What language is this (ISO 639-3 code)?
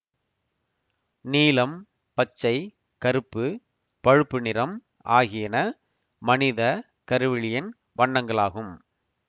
tam